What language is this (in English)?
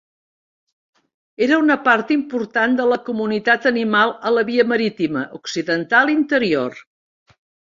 Catalan